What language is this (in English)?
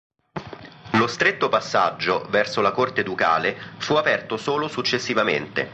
Italian